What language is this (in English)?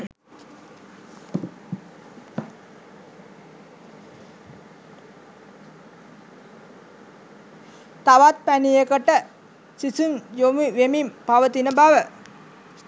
Sinhala